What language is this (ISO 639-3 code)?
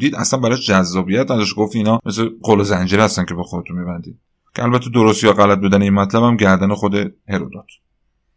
fas